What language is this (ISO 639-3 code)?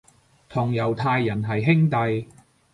yue